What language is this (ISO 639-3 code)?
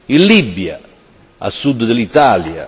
ita